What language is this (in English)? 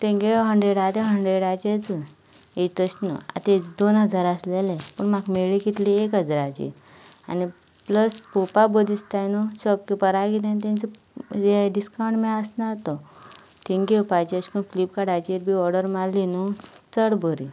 Konkani